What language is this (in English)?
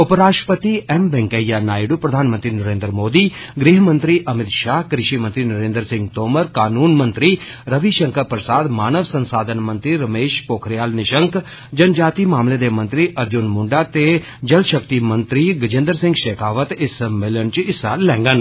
Dogri